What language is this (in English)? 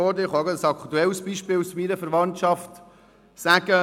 Swiss German